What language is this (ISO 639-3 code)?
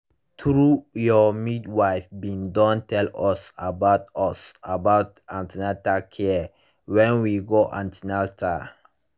pcm